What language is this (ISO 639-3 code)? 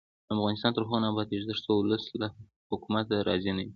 pus